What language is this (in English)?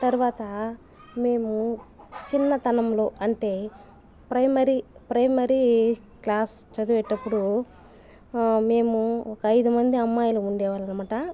Telugu